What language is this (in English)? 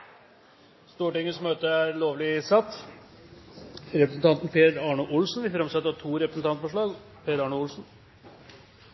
Norwegian Bokmål